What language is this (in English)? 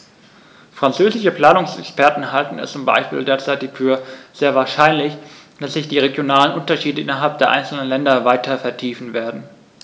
German